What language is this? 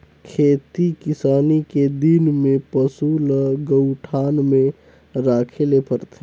Chhattisgarhi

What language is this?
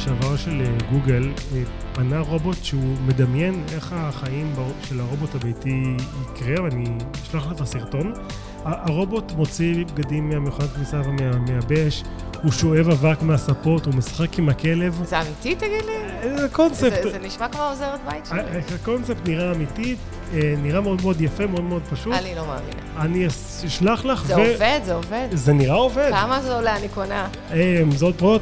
Hebrew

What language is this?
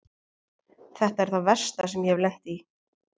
Icelandic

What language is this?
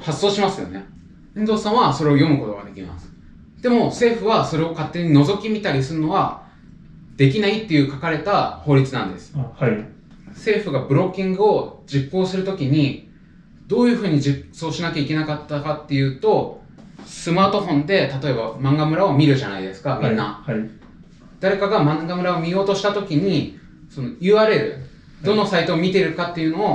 Japanese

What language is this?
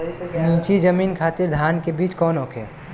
Bhojpuri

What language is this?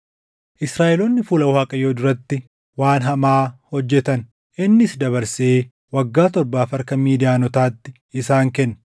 Oromo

